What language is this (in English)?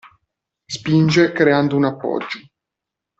Italian